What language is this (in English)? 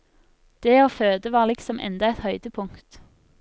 Norwegian